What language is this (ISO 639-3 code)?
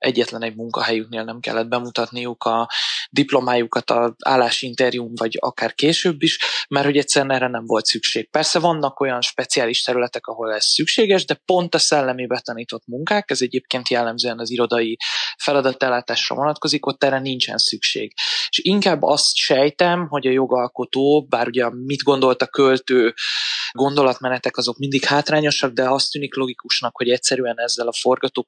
hun